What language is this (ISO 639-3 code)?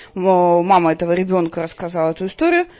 rus